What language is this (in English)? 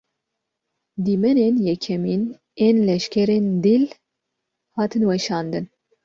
Kurdish